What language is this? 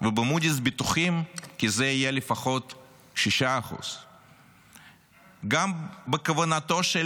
Hebrew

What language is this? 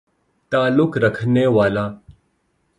Urdu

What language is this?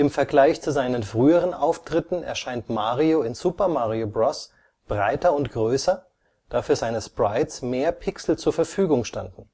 German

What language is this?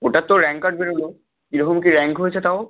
Bangla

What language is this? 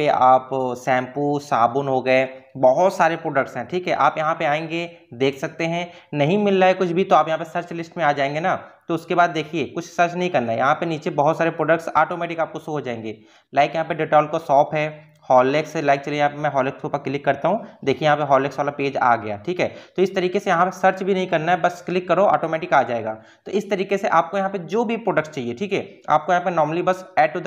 Hindi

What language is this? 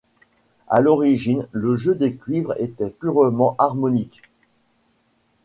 French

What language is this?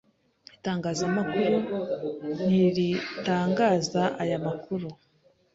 Kinyarwanda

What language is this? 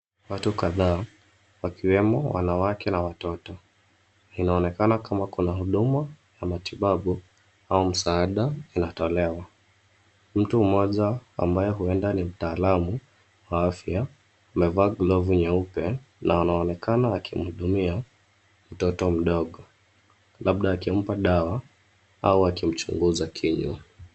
Swahili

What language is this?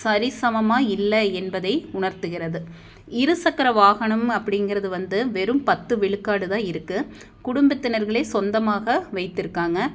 Tamil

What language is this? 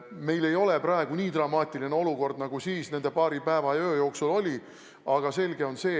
Estonian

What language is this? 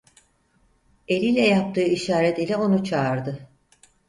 Turkish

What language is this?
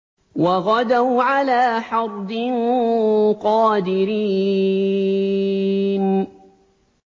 Arabic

